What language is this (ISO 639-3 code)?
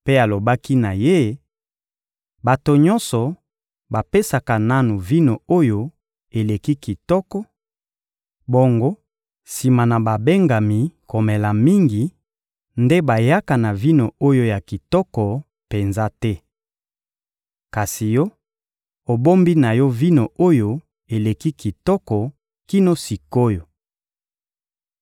lin